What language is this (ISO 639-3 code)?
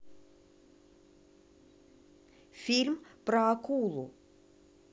rus